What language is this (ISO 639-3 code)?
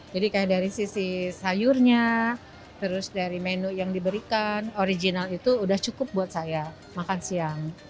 ind